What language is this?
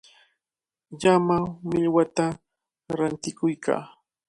Cajatambo North Lima Quechua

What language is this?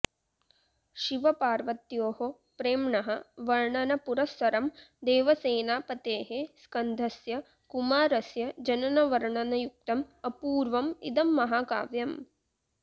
Sanskrit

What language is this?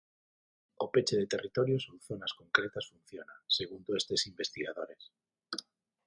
Galician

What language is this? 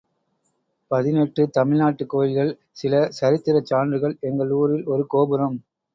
Tamil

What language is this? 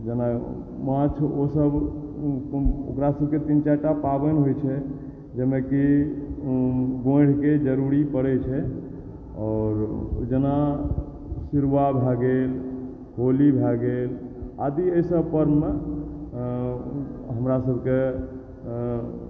Maithili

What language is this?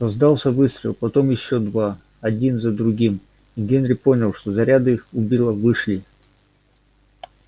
Russian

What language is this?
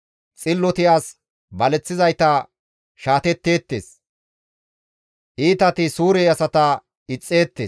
Gamo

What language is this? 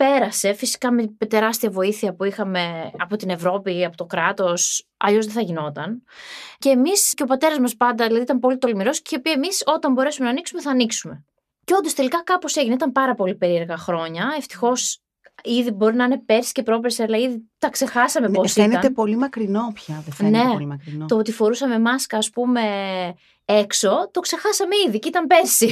Greek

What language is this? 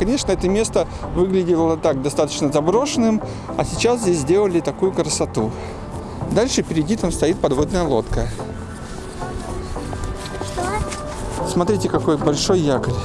Russian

